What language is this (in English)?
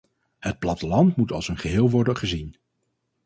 Dutch